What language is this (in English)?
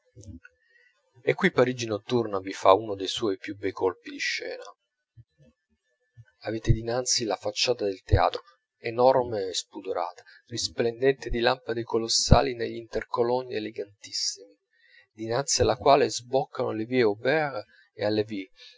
Italian